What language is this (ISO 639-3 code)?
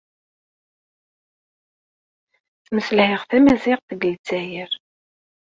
kab